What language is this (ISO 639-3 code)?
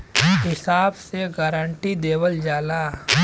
bho